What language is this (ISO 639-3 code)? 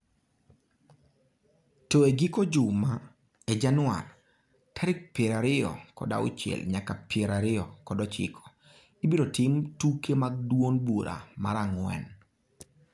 luo